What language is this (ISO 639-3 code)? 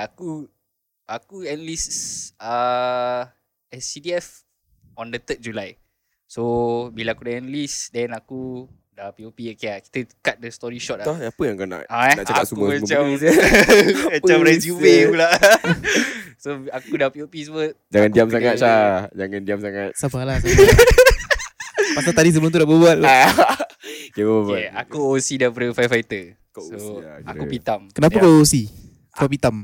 msa